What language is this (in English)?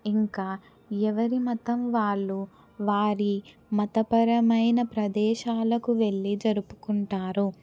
Telugu